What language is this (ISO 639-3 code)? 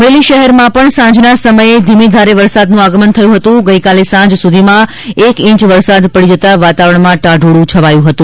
guj